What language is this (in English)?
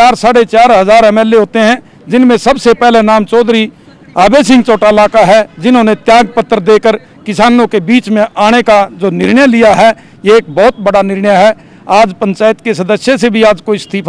Hindi